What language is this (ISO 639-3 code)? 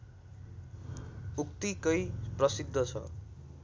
nep